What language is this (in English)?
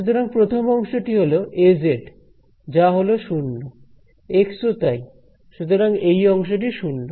Bangla